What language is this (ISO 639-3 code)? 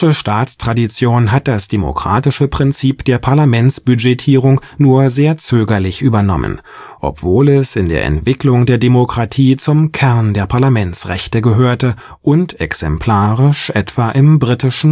deu